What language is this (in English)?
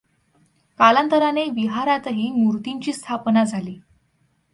Marathi